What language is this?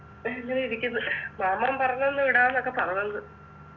Malayalam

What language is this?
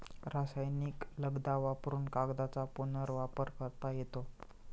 Marathi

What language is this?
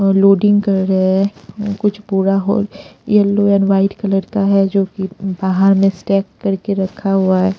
Hindi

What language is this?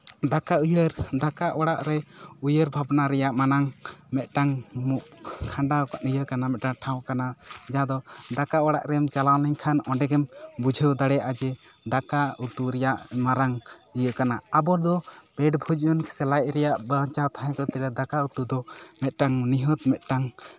Santali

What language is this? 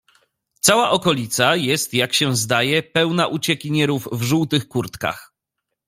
Polish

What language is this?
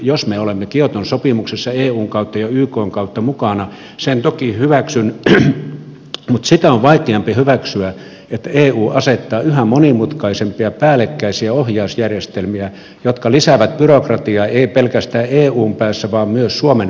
Finnish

